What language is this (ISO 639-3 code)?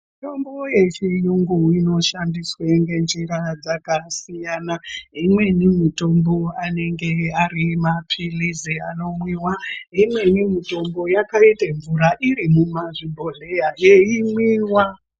ndc